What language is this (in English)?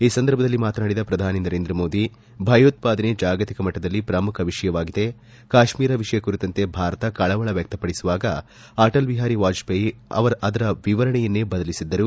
Kannada